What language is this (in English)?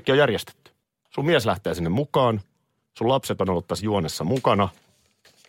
Finnish